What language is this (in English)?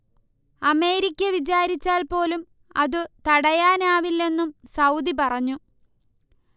Malayalam